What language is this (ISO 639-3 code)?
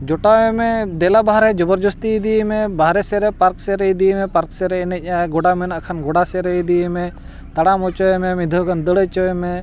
sat